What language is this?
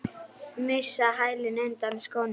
Icelandic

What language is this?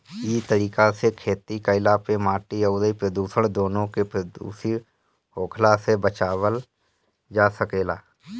Bhojpuri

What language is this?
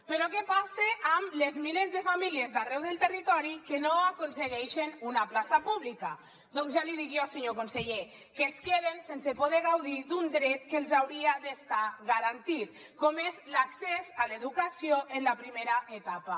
Catalan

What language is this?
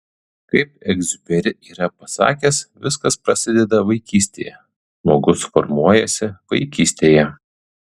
Lithuanian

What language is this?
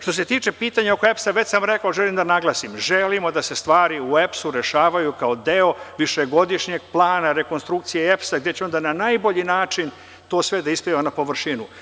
Serbian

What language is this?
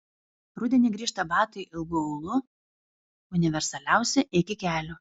Lithuanian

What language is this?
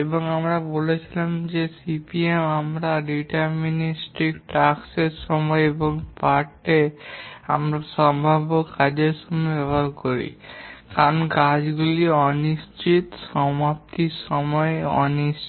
Bangla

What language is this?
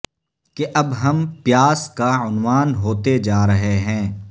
Urdu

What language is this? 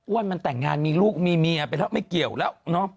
Thai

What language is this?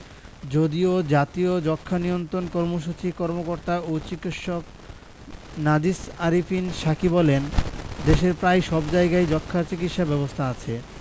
Bangla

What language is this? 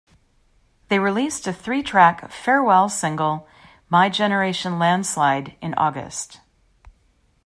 English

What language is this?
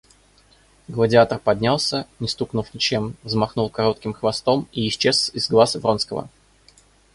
Russian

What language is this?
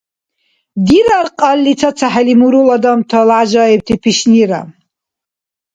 Dargwa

